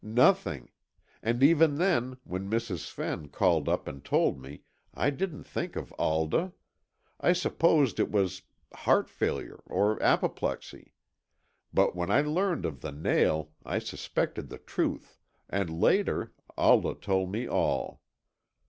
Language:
English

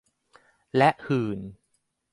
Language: Thai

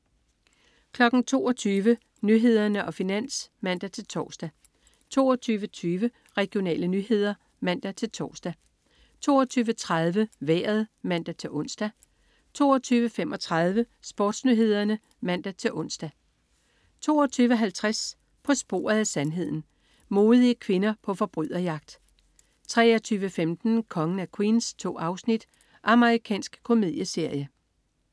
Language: Danish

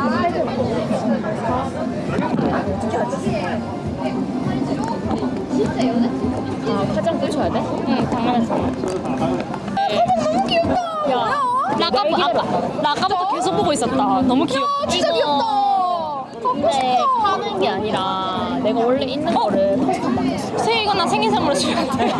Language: Korean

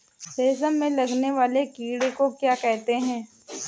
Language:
Hindi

